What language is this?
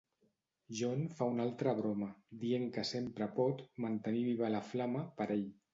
Catalan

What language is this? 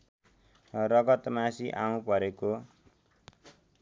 Nepali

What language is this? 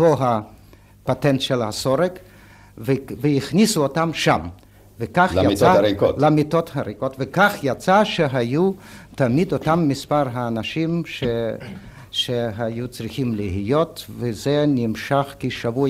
Hebrew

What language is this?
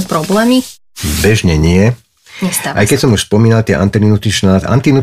Slovak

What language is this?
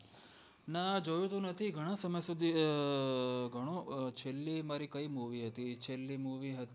Gujarati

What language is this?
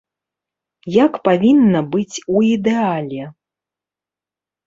Belarusian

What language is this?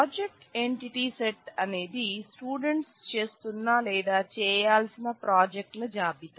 Telugu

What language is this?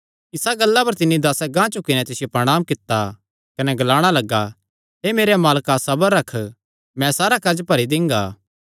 Kangri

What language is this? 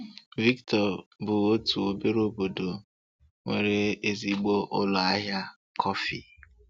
Igbo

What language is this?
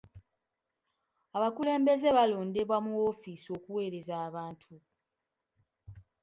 Ganda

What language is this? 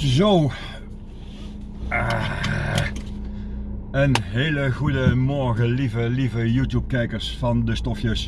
Dutch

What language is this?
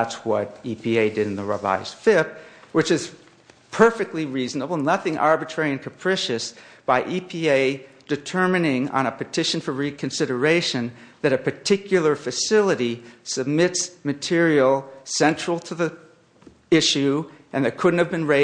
English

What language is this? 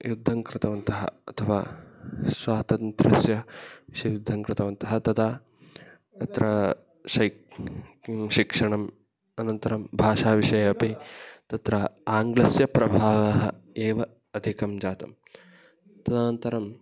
Sanskrit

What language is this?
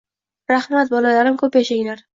Uzbek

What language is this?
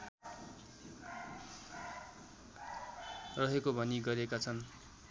Nepali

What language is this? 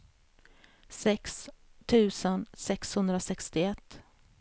Swedish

